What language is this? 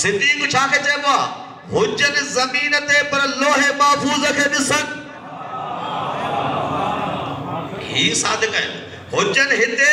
Hindi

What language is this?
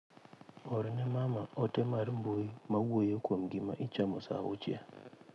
Luo (Kenya and Tanzania)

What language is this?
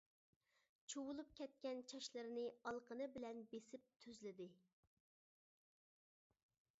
Uyghur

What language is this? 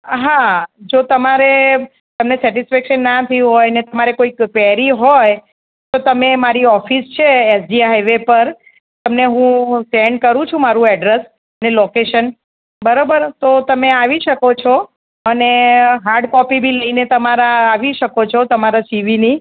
Gujarati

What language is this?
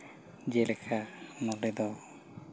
Santali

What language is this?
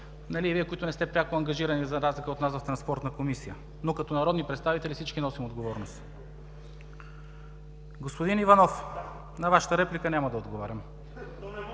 Bulgarian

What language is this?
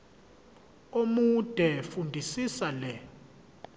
Zulu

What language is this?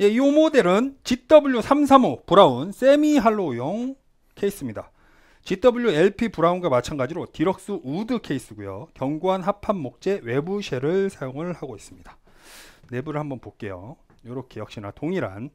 Korean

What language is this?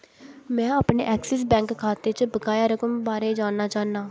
Dogri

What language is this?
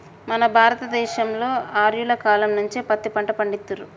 Telugu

